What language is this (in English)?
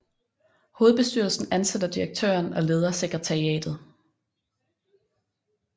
Danish